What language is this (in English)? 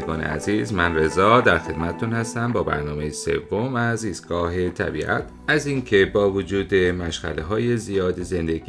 Persian